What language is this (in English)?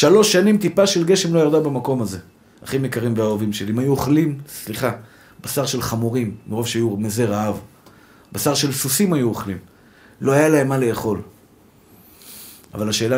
Hebrew